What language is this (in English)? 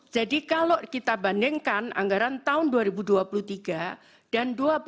Indonesian